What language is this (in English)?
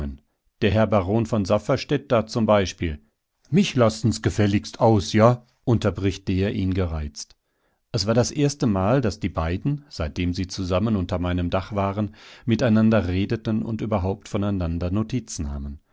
German